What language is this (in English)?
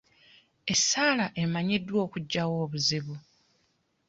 Ganda